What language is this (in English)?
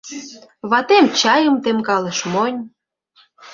Mari